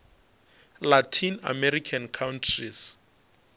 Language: Northern Sotho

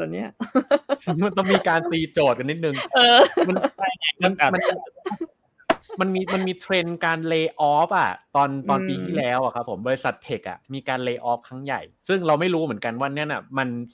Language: Thai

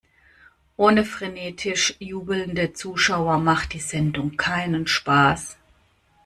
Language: German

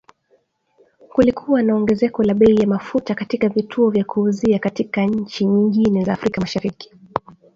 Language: Swahili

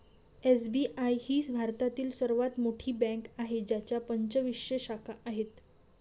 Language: Marathi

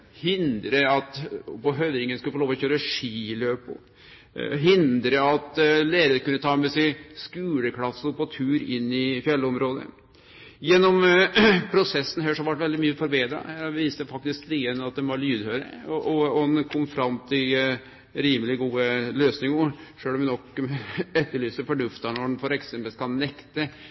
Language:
Norwegian Nynorsk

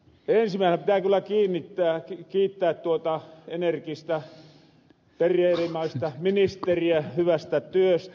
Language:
Finnish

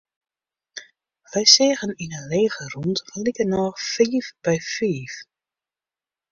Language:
Western Frisian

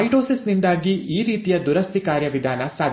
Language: Kannada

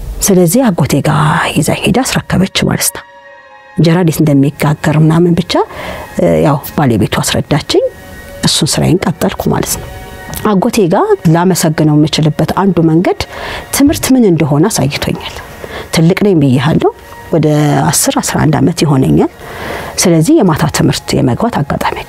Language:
Arabic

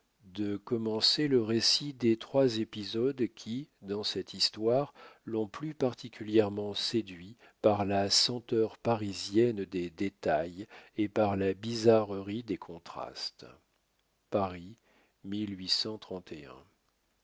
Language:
French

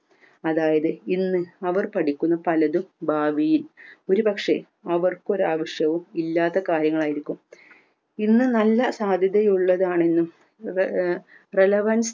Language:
Malayalam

